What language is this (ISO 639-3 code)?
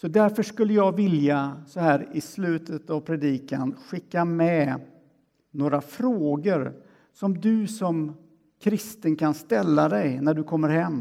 swe